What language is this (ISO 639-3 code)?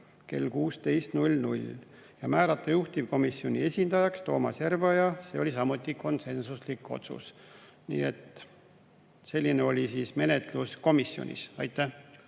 est